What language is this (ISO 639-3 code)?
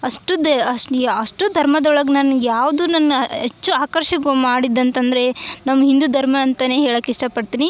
kan